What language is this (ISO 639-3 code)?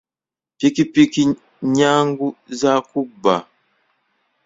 lug